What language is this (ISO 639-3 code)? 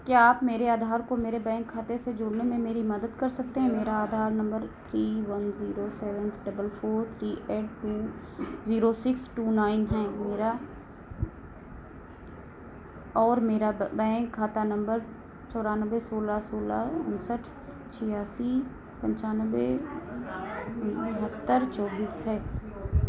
hin